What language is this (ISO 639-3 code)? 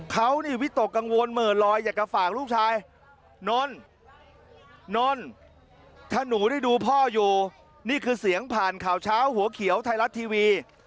tha